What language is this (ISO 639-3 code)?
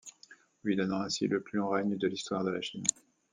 fra